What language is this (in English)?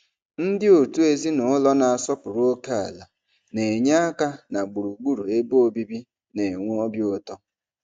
Igbo